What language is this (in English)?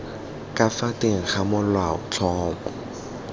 Tswana